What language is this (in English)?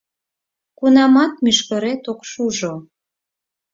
Mari